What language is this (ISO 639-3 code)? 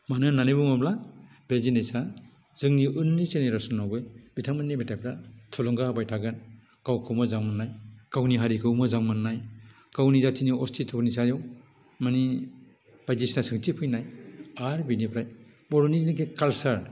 brx